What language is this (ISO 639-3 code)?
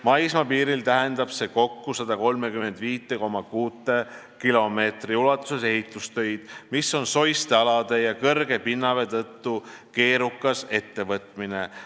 est